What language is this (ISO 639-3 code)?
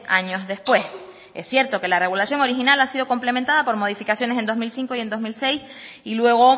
spa